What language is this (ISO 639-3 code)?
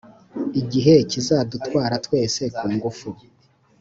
kin